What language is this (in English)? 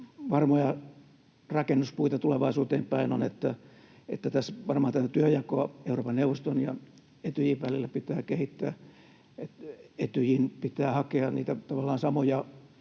Finnish